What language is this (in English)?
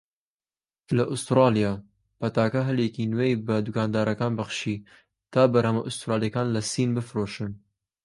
Central Kurdish